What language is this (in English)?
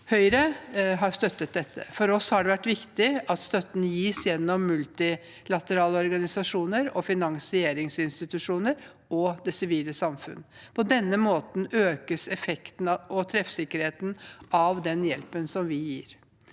Norwegian